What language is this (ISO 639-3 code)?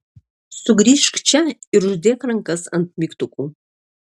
lit